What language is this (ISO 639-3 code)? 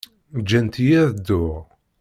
kab